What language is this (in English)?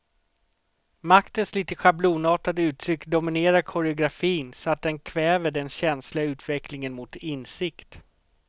Swedish